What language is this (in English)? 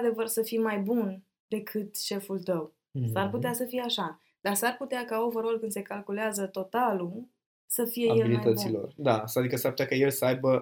Romanian